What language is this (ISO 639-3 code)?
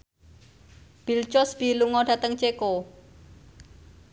jav